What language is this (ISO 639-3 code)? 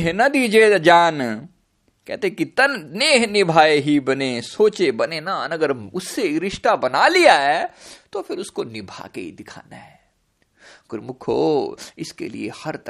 hin